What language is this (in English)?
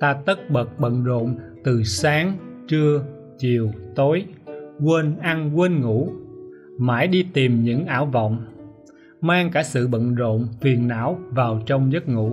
Vietnamese